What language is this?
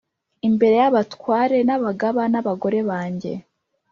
Kinyarwanda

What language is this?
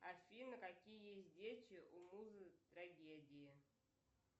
Russian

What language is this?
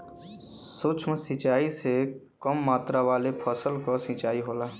Bhojpuri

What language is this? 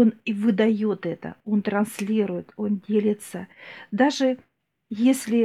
Russian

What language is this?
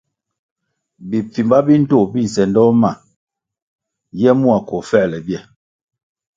Kwasio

